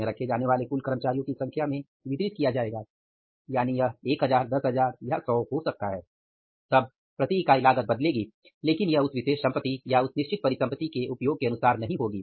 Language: Hindi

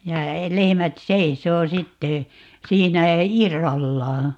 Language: Finnish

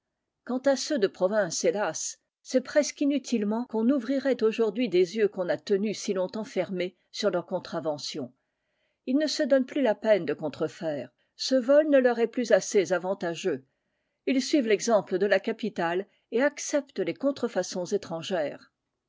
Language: French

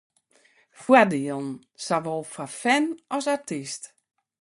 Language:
Western Frisian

